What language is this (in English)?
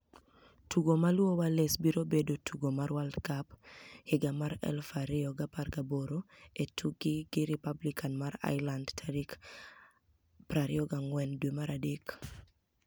Luo (Kenya and Tanzania)